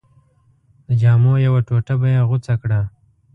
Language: Pashto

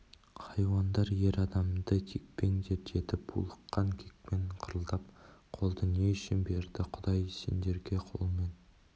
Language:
Kazakh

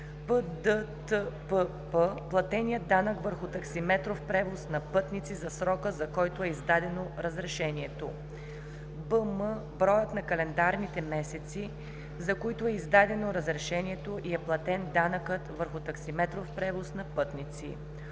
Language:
Bulgarian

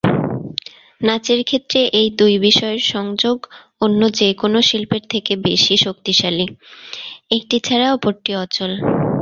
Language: Bangla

